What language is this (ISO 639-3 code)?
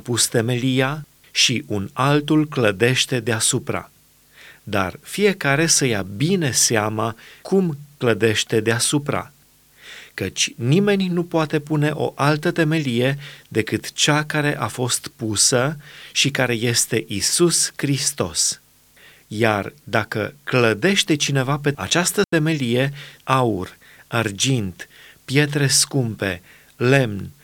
ron